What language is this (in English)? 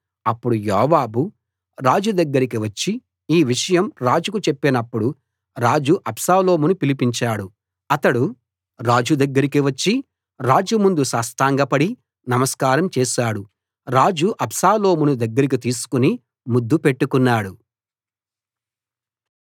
Telugu